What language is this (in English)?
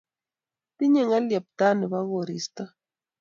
Kalenjin